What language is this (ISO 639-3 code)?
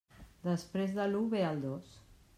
cat